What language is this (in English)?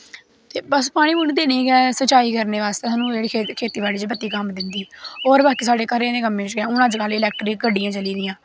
Dogri